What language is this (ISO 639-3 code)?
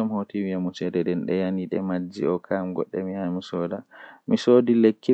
fuh